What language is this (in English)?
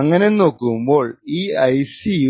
Malayalam